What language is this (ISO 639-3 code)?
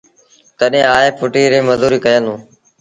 sbn